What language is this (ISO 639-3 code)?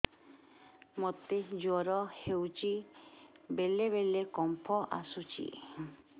ori